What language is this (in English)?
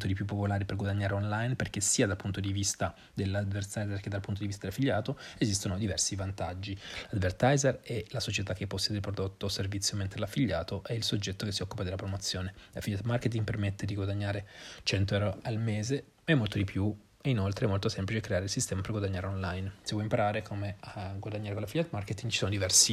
Italian